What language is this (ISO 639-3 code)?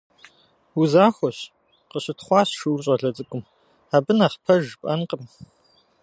kbd